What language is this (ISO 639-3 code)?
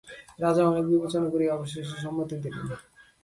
ben